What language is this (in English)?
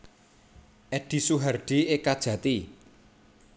Javanese